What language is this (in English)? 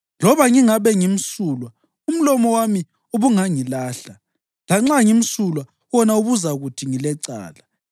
North Ndebele